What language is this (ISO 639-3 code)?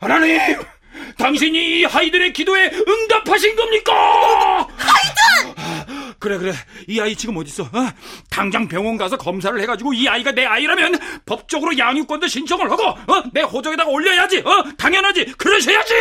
kor